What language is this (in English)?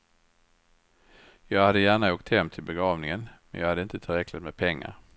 Swedish